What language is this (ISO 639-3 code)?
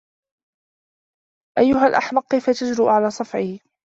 ara